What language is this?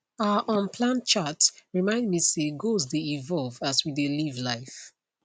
Nigerian Pidgin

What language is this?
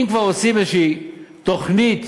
Hebrew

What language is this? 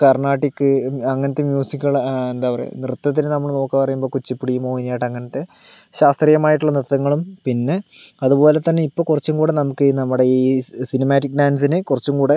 Malayalam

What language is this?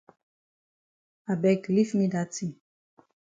Cameroon Pidgin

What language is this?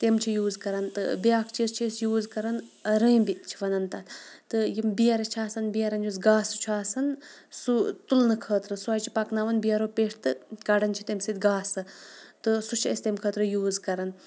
Kashmiri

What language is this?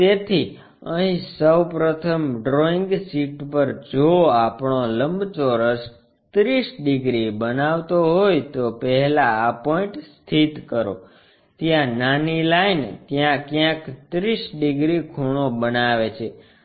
Gujarati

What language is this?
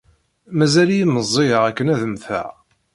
Kabyle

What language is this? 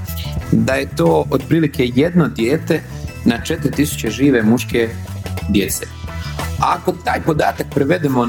Croatian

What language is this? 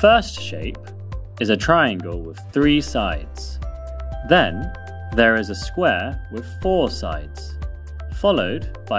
English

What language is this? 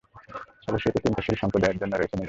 Bangla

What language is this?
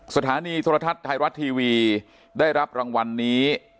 Thai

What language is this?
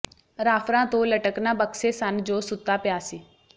Punjabi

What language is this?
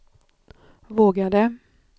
Swedish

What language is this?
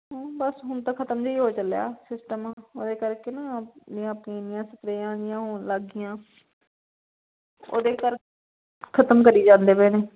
Punjabi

